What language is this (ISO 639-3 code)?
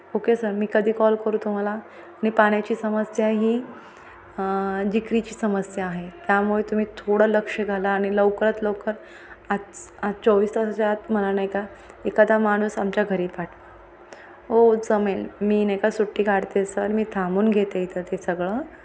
mar